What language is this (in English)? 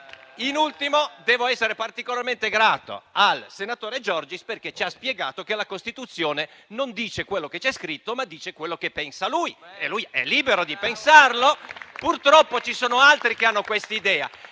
Italian